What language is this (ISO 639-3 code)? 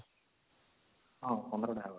ori